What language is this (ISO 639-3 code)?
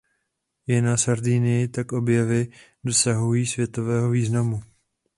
ces